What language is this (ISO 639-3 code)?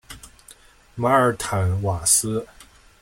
zho